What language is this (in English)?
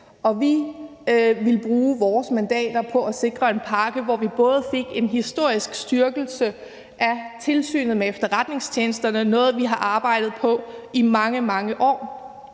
Danish